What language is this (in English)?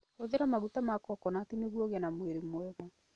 Kikuyu